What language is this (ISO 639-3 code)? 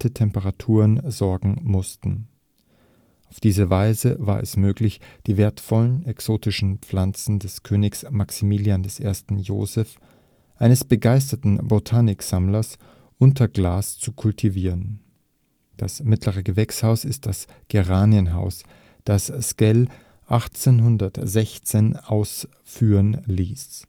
deu